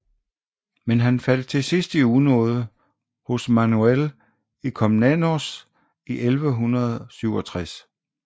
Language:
Danish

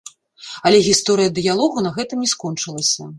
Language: Belarusian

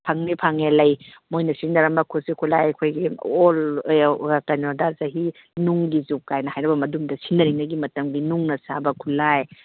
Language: Manipuri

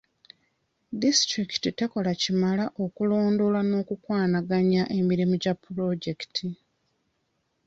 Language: Ganda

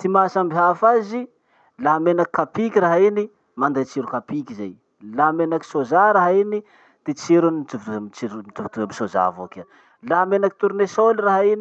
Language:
Masikoro Malagasy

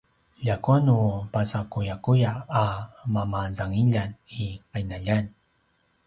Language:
Paiwan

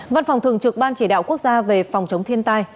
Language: Vietnamese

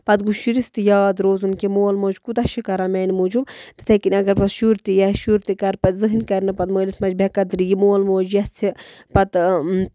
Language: Kashmiri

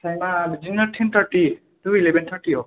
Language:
Bodo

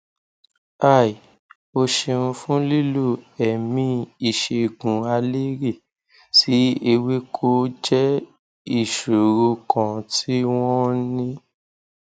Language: Yoruba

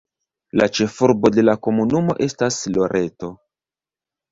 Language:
Esperanto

